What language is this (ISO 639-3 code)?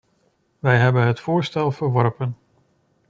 nld